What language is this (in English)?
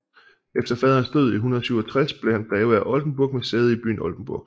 Danish